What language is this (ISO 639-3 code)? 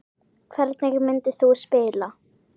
isl